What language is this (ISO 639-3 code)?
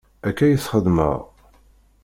kab